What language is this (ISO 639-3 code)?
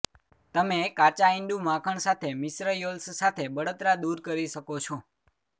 guj